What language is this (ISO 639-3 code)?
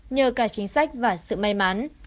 vie